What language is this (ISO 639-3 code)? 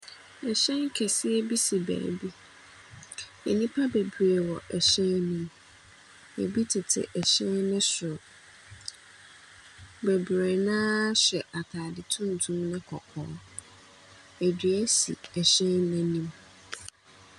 aka